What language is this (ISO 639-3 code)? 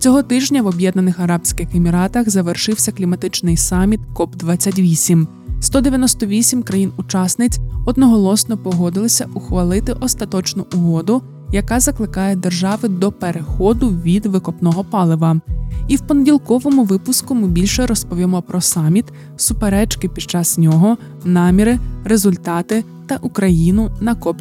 ukr